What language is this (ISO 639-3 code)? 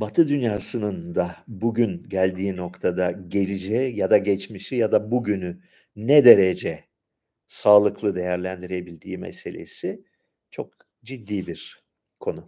tur